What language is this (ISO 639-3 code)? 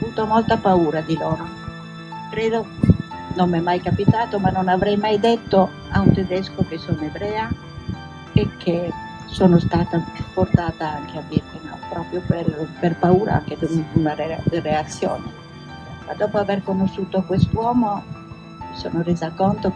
ita